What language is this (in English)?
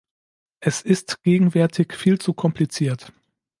German